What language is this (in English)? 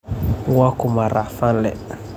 Somali